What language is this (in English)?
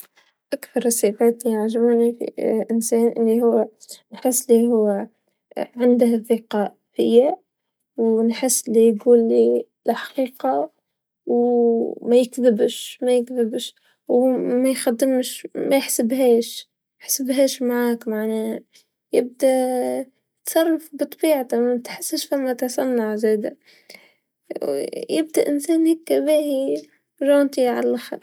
Tunisian Arabic